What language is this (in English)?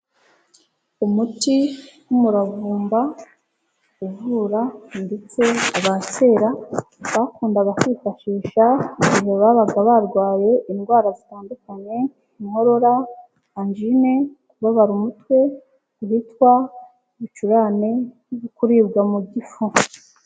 Kinyarwanda